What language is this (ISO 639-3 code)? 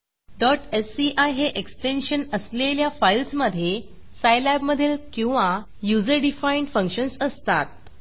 mar